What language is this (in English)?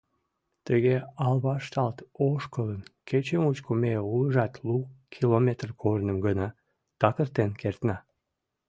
Mari